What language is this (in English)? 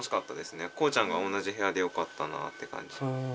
Japanese